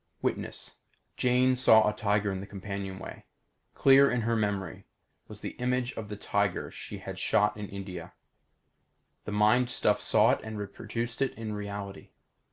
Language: English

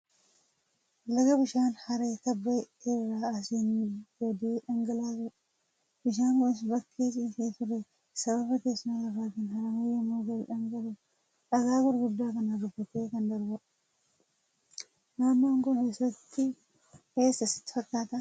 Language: Oromo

